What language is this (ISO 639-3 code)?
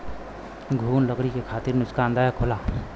bho